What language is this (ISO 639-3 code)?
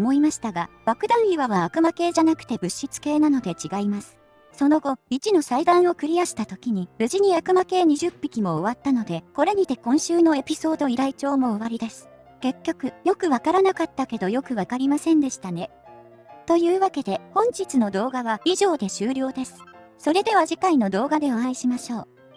jpn